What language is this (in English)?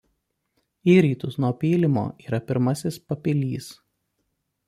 Lithuanian